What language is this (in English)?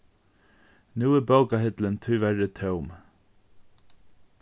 Faroese